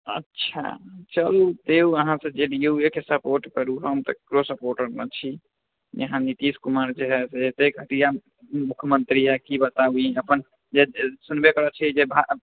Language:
Maithili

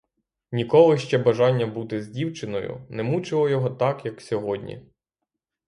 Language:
Ukrainian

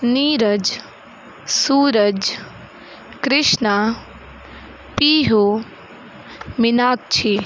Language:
Hindi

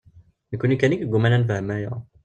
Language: Kabyle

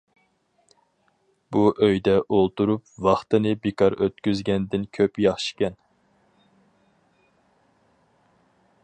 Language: Uyghur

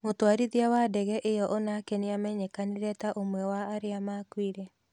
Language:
Kikuyu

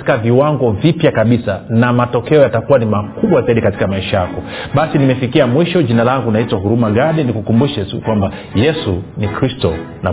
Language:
Swahili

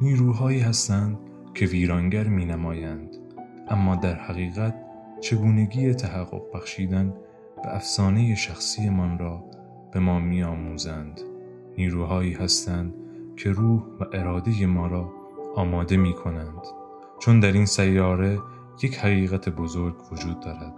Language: Persian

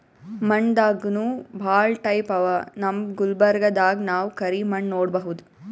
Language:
Kannada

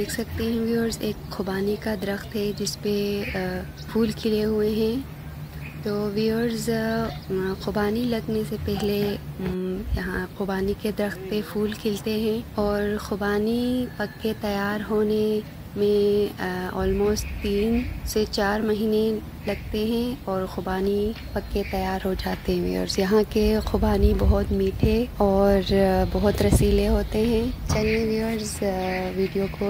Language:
Hindi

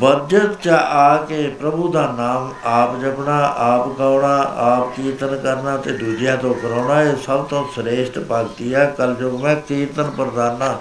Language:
Punjabi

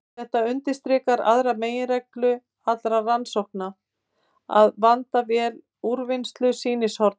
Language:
Icelandic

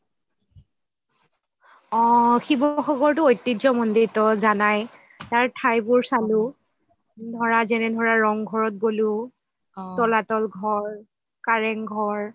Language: Assamese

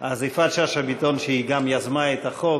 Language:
Hebrew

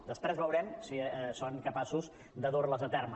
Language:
Catalan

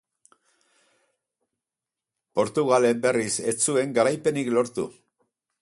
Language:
Basque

